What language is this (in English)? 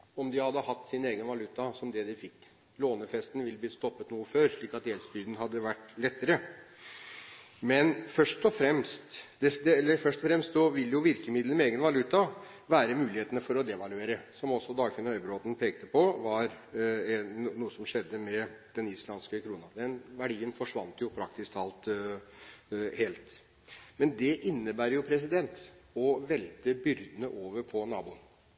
Norwegian Bokmål